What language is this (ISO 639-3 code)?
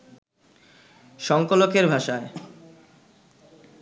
ben